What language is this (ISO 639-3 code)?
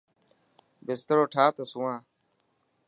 mki